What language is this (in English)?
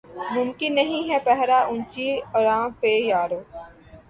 Urdu